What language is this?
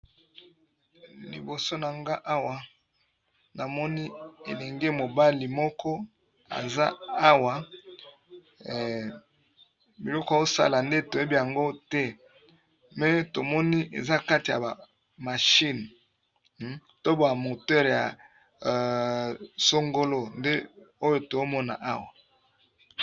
Lingala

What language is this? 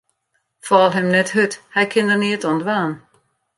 Western Frisian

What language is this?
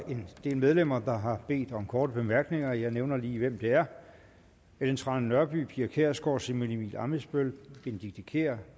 Danish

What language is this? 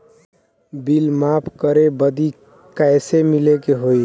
Bhojpuri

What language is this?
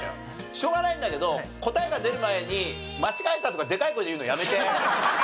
Japanese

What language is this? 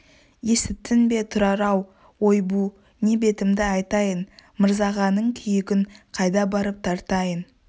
Kazakh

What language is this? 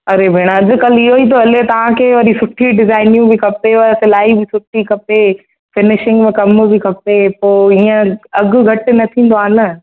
Sindhi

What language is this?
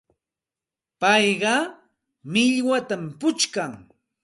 Santa Ana de Tusi Pasco Quechua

